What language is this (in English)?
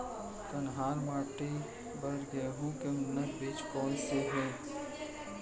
Chhattisgarhi